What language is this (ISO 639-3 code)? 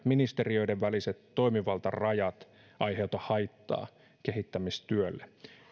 fin